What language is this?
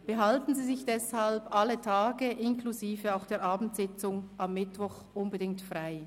Swiss German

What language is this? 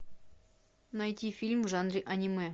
Russian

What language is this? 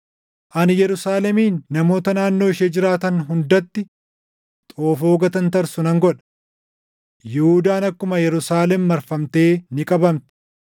Oromo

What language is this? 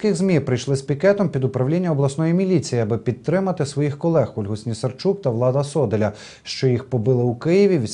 Ukrainian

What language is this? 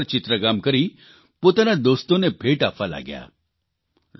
Gujarati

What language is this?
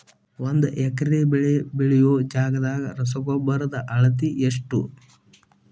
Kannada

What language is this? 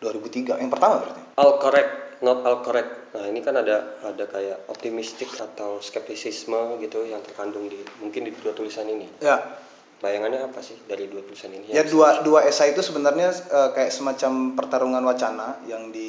Indonesian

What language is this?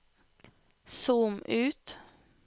Norwegian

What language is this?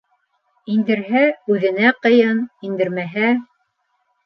Bashkir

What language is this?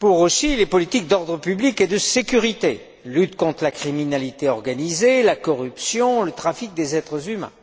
French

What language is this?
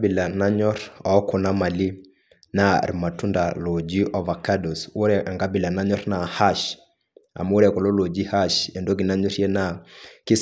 Masai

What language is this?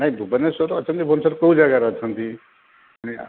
Odia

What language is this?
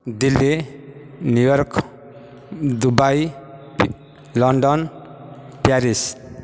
Odia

